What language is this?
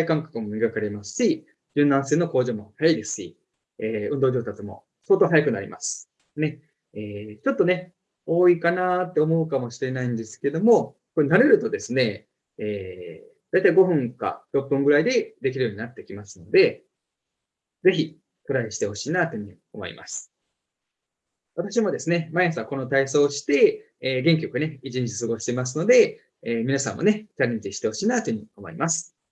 Japanese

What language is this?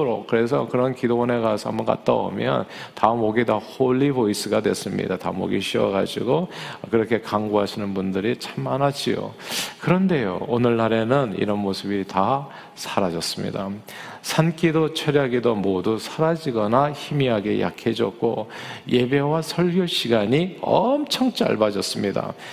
Korean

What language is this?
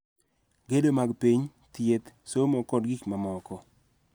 Luo (Kenya and Tanzania)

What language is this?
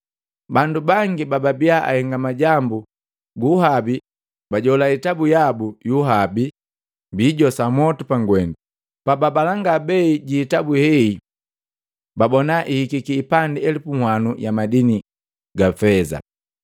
Matengo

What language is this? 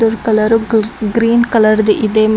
Kannada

